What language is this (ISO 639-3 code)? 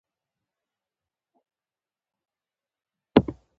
pus